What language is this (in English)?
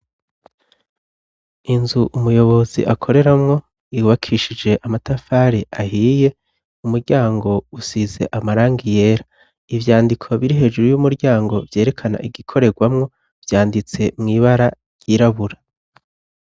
Rundi